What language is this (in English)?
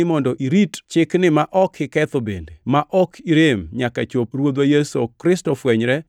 Luo (Kenya and Tanzania)